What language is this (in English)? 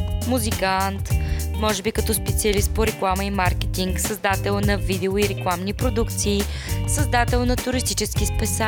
Bulgarian